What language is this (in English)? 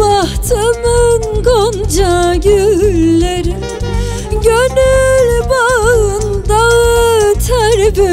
Turkish